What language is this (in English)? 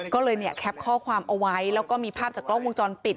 Thai